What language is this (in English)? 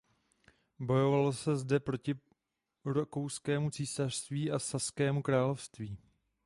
Czech